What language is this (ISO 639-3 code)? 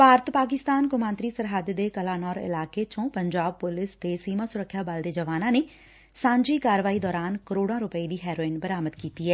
pan